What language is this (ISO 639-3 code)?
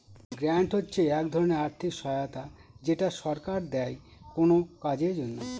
ben